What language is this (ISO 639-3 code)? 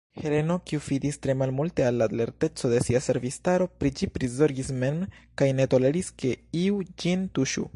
epo